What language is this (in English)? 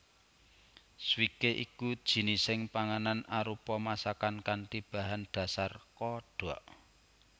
Javanese